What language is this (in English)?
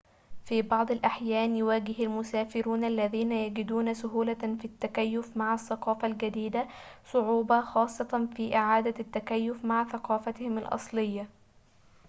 Arabic